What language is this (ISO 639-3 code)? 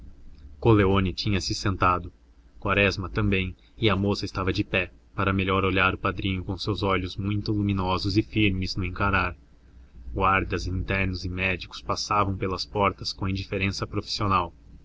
por